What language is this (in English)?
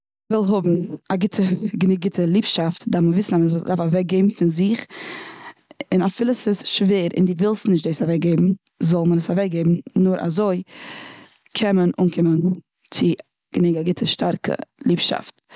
Yiddish